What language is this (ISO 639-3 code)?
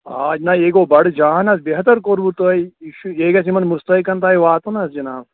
kas